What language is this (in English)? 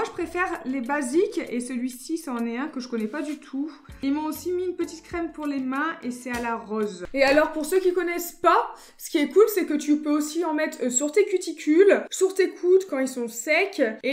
French